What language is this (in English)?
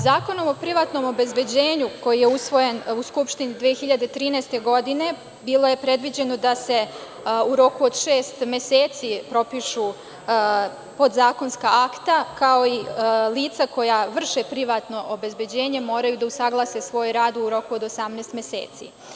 Serbian